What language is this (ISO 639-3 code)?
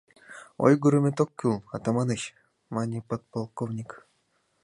chm